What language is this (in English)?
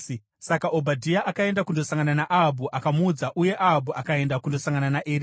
Shona